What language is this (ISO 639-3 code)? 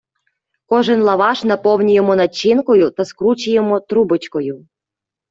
ukr